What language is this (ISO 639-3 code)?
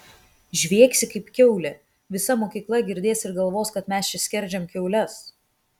lit